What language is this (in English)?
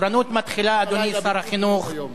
Hebrew